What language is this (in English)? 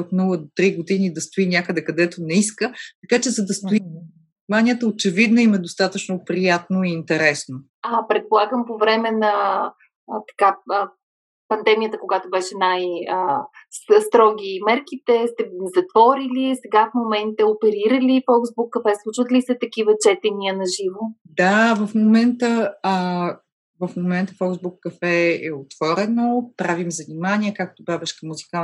Bulgarian